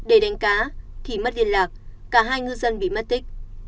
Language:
Vietnamese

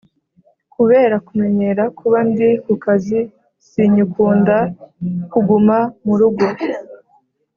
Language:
Kinyarwanda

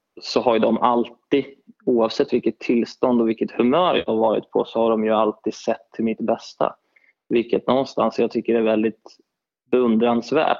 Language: Swedish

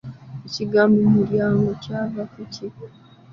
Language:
Ganda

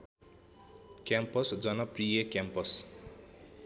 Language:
Nepali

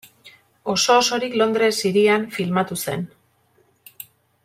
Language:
Basque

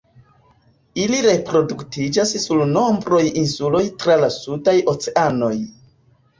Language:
Esperanto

